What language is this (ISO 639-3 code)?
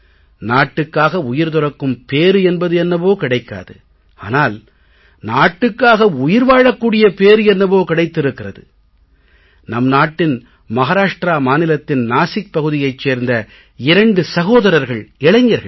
tam